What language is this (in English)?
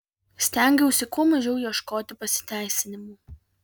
Lithuanian